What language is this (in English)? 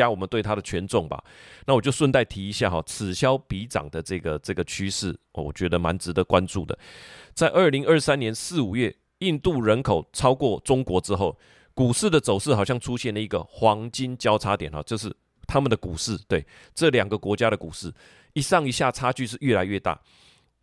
Chinese